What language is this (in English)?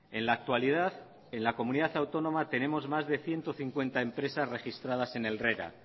Spanish